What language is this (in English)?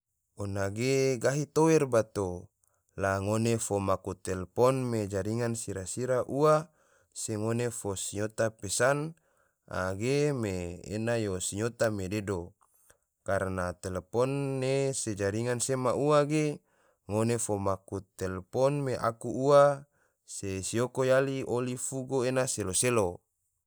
Tidore